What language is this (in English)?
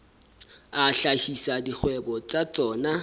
Southern Sotho